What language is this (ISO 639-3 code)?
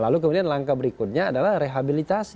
ind